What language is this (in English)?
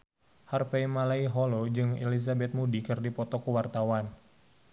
Sundanese